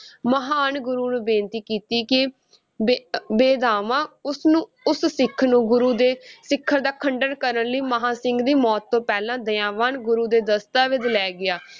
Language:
Punjabi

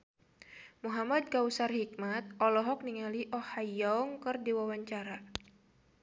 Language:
Sundanese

